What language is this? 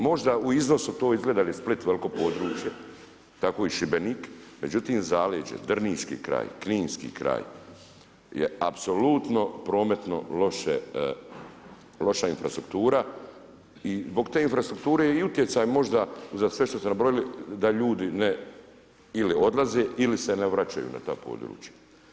Croatian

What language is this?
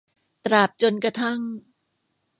Thai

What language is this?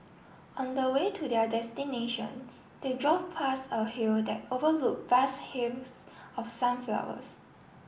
English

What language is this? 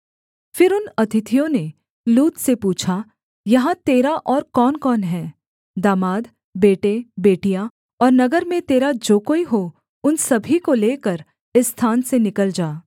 Hindi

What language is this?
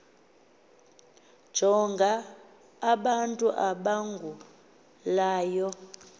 Xhosa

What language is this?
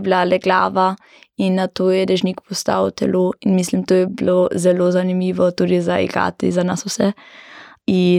German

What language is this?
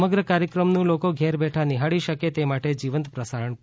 Gujarati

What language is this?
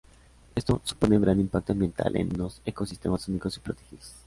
Spanish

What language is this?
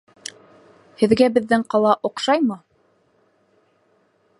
Bashkir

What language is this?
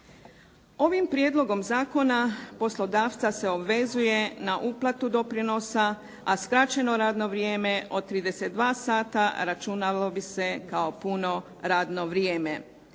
Croatian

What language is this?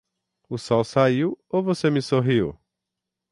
Portuguese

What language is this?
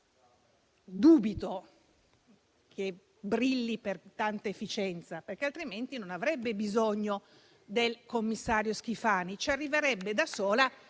Italian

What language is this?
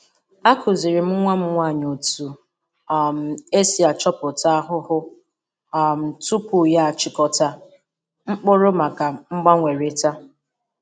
Igbo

